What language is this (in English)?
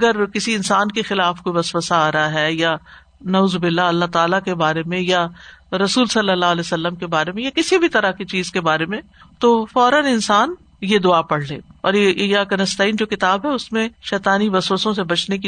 Urdu